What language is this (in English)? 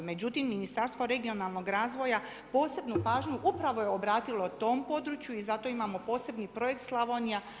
Croatian